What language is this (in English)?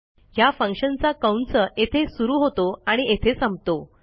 Marathi